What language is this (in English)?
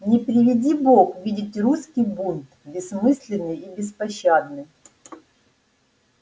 Russian